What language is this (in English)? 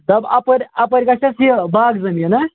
Kashmiri